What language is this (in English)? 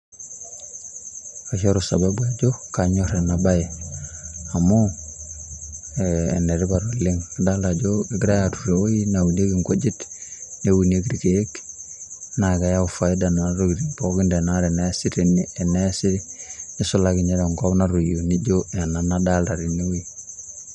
Masai